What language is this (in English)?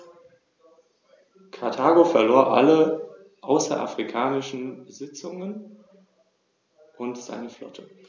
German